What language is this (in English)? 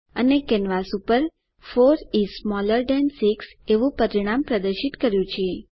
Gujarati